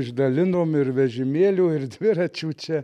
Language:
Lithuanian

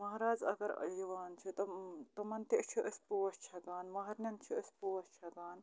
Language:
Kashmiri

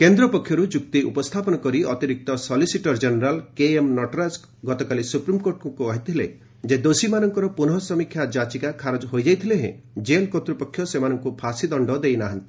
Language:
Odia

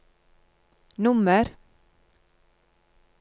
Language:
Norwegian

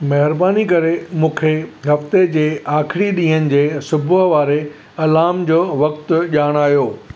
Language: Sindhi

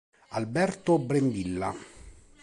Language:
Italian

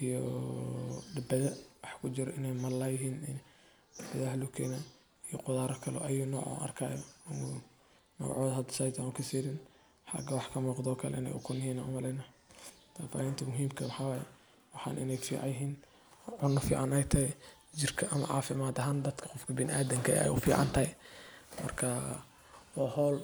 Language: Somali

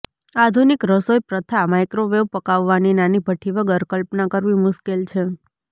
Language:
Gujarati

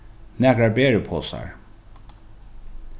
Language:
Faroese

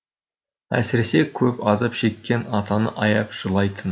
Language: Kazakh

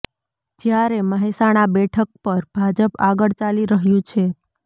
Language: Gujarati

